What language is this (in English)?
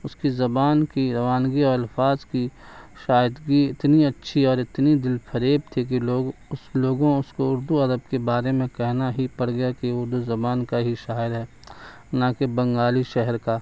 Urdu